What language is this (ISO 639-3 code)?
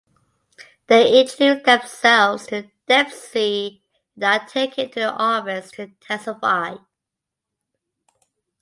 eng